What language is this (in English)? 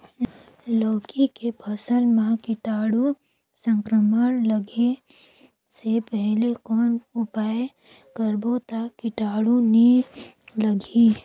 Chhattisgarhi